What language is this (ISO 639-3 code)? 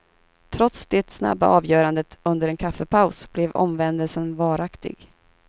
swe